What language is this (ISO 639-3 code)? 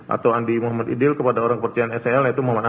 ind